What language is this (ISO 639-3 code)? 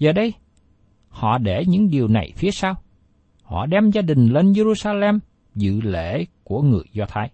vie